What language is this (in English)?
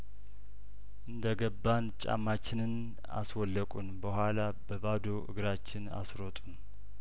Amharic